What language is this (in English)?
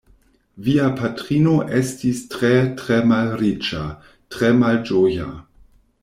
Esperanto